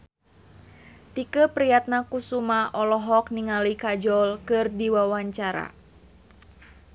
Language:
Sundanese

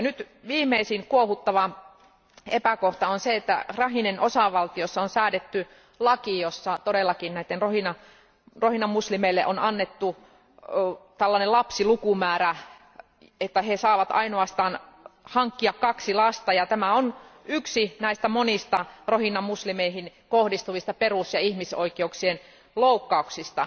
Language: Finnish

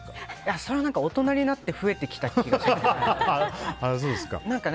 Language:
Japanese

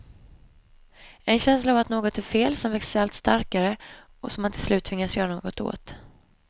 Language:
Swedish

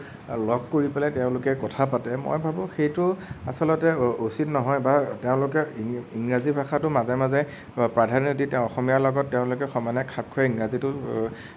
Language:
Assamese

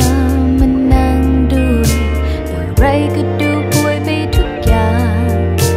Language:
Thai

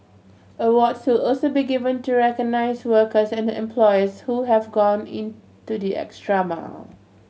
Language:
English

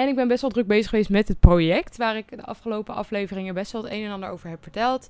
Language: Dutch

